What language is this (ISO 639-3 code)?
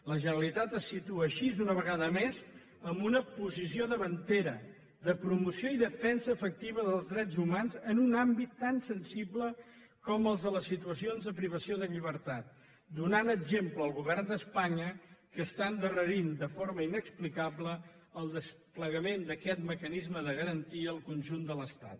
cat